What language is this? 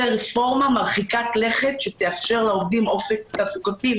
Hebrew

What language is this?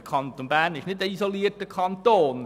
Swiss German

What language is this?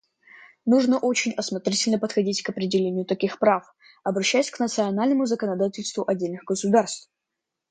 Russian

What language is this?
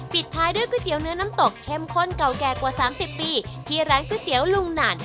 Thai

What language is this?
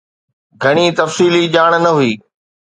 Sindhi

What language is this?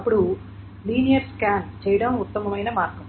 Telugu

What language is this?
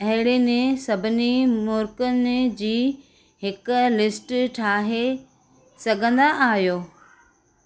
Sindhi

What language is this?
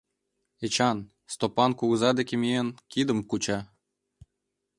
Mari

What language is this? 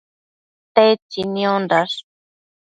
Matsés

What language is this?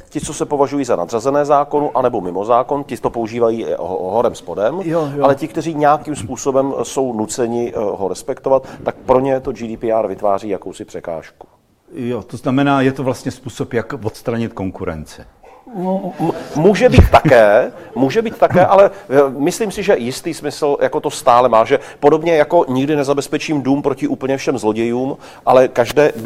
Czech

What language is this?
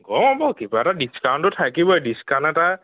Assamese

